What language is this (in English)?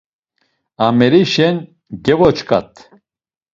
Laz